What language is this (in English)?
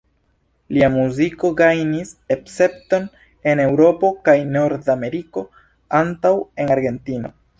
Esperanto